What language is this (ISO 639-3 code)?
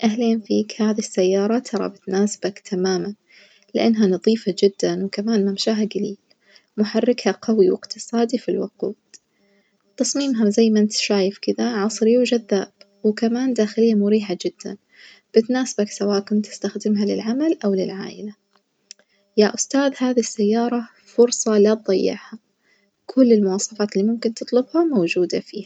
ars